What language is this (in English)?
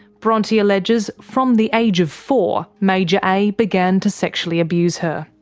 English